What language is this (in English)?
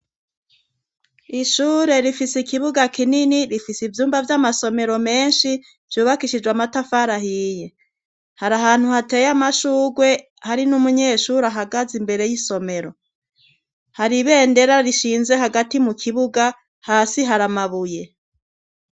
Rundi